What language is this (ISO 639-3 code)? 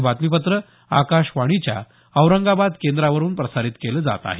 mar